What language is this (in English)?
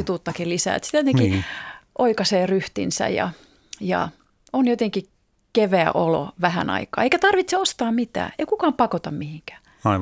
Finnish